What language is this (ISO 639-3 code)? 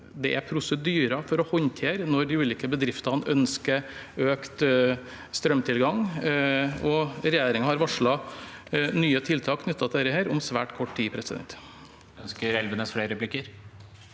nor